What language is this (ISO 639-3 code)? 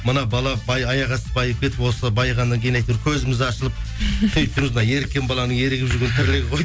kaz